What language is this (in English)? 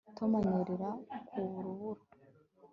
Kinyarwanda